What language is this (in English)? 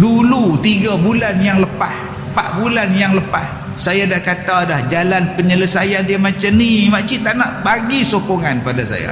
Malay